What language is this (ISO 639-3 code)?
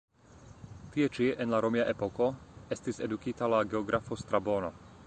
epo